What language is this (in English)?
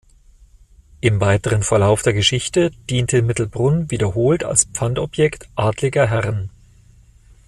German